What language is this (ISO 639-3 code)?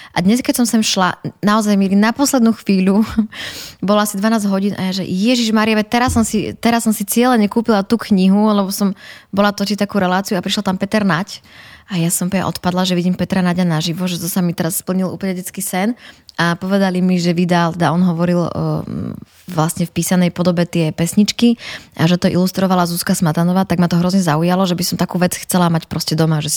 slk